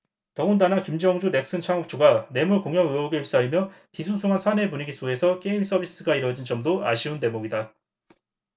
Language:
Korean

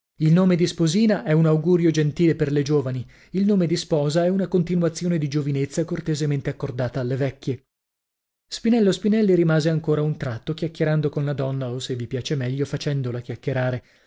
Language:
Italian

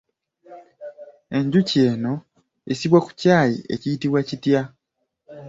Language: Ganda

